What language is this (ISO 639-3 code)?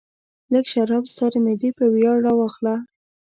pus